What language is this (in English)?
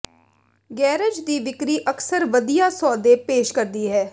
Punjabi